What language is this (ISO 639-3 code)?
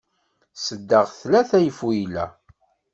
kab